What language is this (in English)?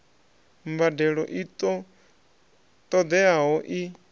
Venda